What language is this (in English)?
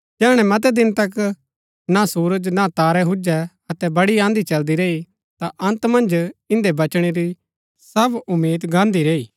Gaddi